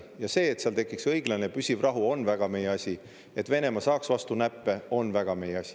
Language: Estonian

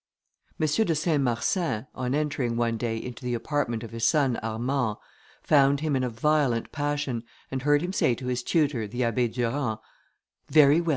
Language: English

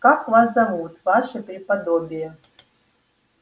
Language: Russian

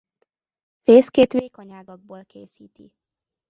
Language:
Hungarian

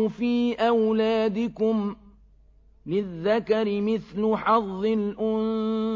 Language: Arabic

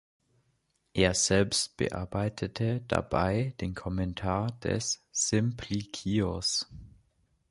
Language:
German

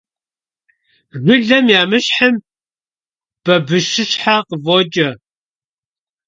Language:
Kabardian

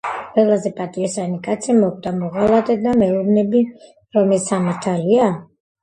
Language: Georgian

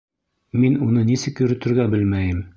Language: Bashkir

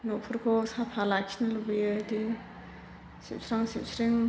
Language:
Bodo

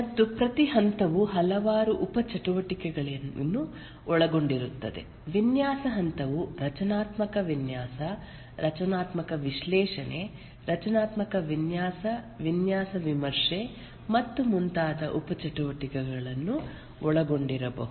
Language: Kannada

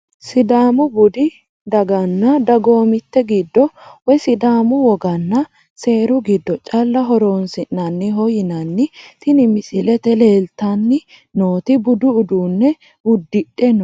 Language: Sidamo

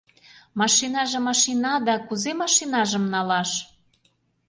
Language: Mari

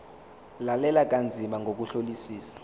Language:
Zulu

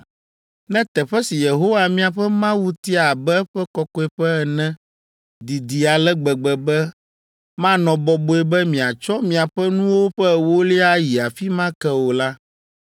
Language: Ewe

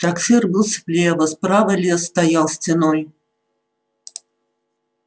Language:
Russian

